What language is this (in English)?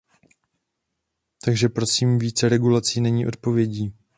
Czech